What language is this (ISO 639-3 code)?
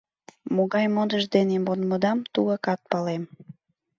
chm